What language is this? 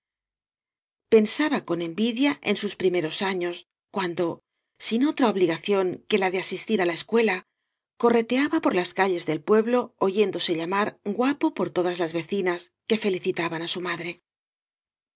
Spanish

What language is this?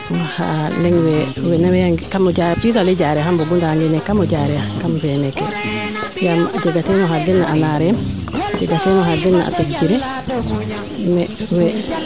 Serer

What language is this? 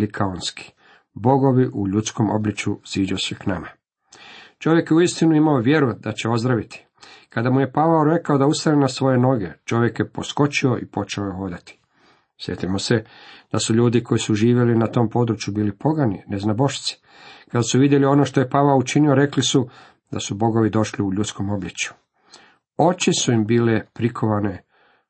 Croatian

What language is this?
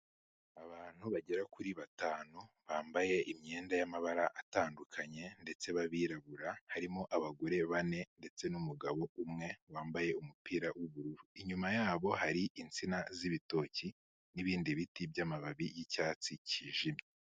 Kinyarwanda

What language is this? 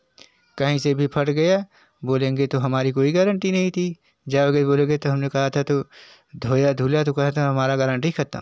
Hindi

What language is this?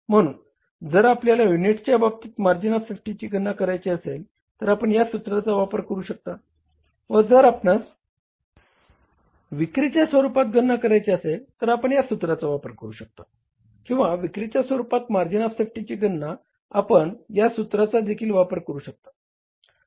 Marathi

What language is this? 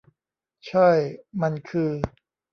Thai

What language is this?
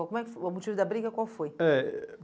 Portuguese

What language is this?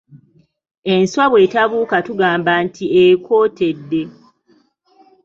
Ganda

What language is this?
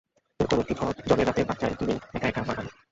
Bangla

